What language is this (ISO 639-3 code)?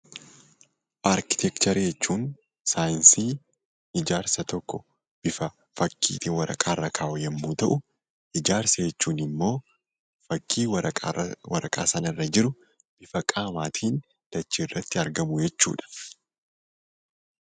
orm